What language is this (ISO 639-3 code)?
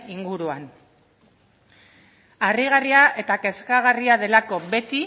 eus